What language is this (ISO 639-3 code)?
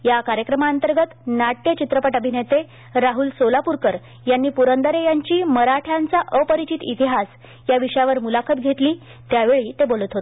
mar